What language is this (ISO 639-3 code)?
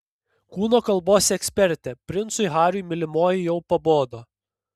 lit